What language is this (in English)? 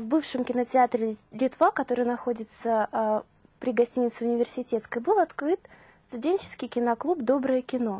Russian